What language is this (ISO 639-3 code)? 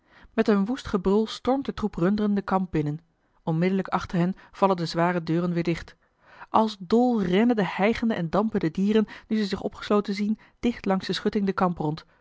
nld